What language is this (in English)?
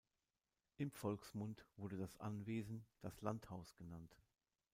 German